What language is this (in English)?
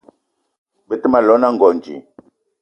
Eton (Cameroon)